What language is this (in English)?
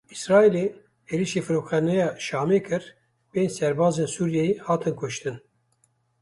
Kurdish